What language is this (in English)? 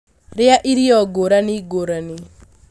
Kikuyu